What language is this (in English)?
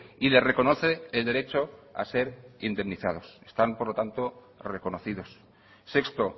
Spanish